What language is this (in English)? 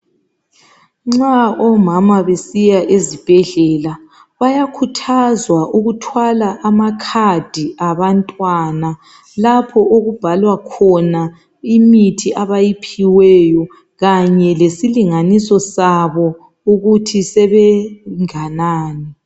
North Ndebele